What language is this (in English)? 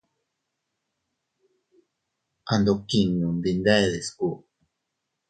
Teutila Cuicatec